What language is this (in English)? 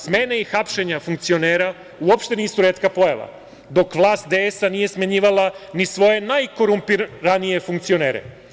Serbian